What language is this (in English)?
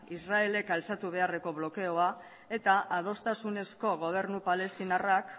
Basque